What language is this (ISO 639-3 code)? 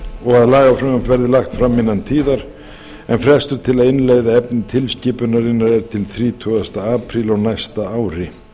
isl